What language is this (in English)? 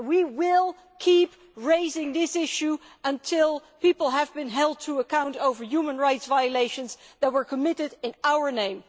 English